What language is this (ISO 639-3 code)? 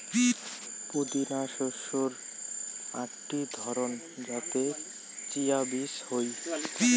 ben